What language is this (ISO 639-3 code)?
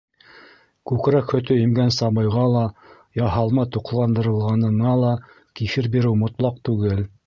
bak